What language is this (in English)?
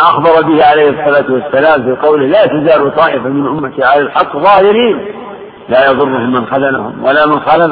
Arabic